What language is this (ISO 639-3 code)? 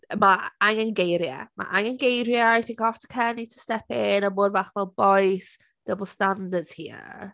cym